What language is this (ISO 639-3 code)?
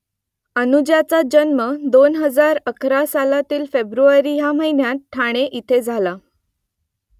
mar